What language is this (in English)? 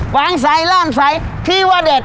Thai